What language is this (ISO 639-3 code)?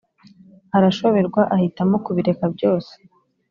kin